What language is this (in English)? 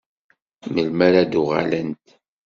Kabyle